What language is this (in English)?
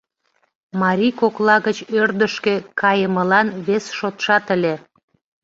Mari